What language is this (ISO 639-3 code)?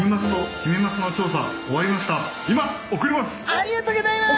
jpn